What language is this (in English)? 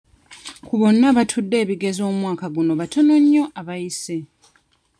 Ganda